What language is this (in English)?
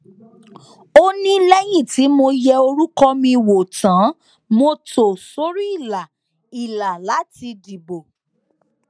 Yoruba